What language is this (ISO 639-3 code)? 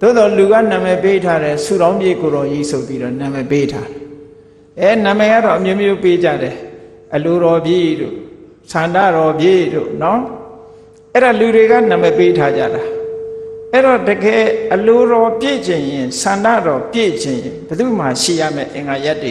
tha